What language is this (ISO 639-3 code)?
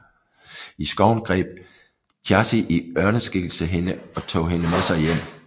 dan